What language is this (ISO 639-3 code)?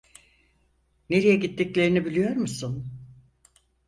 tur